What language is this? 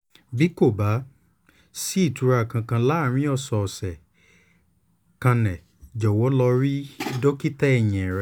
Yoruba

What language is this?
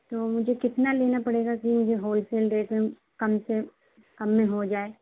Urdu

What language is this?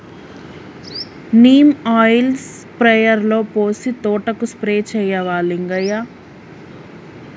Telugu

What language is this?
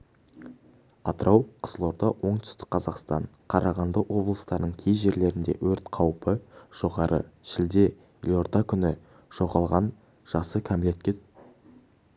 Kazakh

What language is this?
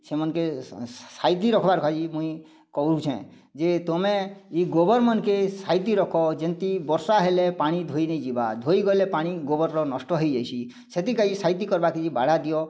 Odia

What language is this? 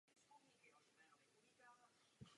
Czech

